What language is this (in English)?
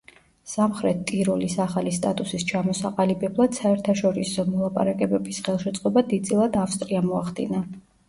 Georgian